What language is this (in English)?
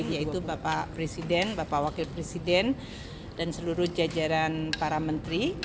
Indonesian